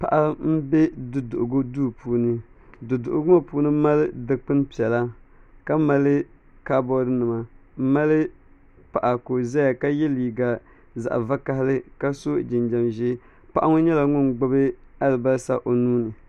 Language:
Dagbani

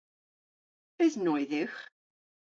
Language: Cornish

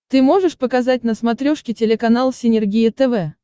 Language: Russian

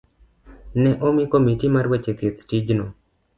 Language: Luo (Kenya and Tanzania)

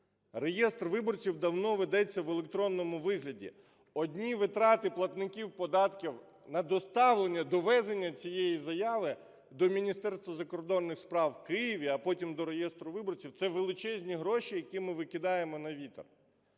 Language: Ukrainian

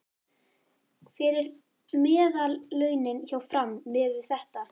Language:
Icelandic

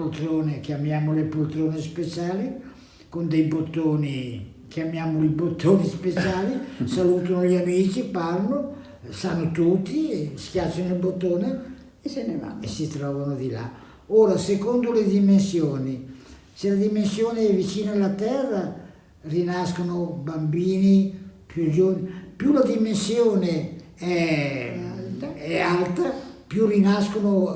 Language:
Italian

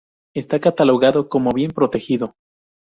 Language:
Spanish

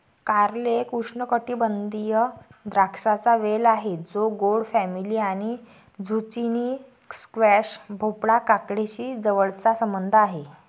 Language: Marathi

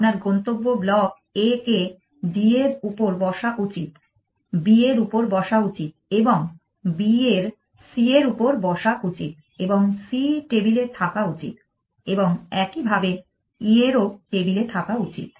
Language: Bangla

